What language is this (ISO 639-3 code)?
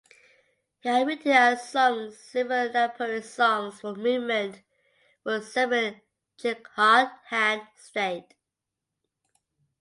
eng